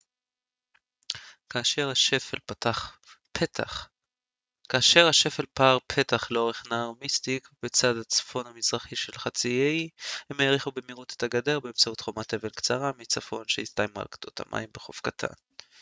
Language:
Hebrew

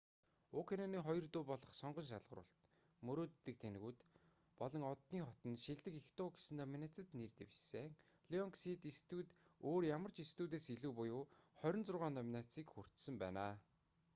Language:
Mongolian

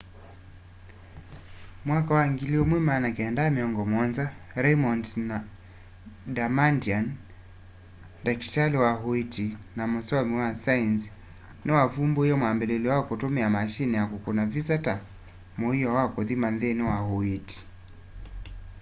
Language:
Kamba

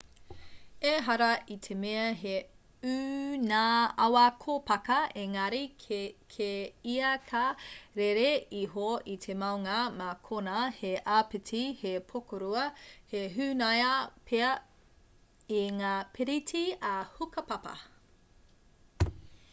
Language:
Māori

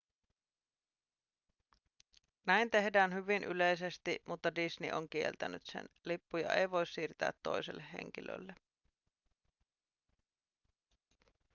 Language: Finnish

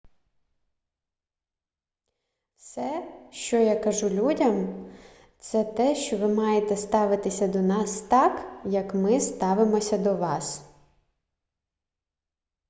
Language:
Ukrainian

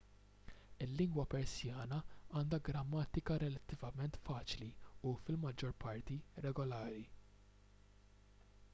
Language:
Maltese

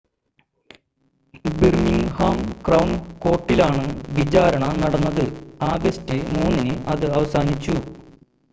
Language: Malayalam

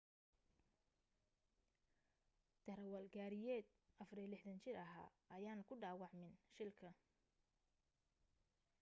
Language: Somali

